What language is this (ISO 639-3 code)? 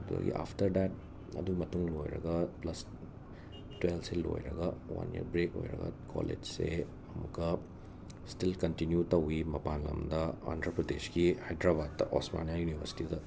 mni